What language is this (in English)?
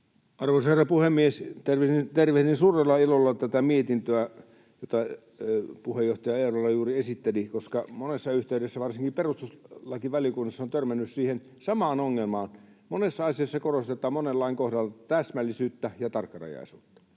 Finnish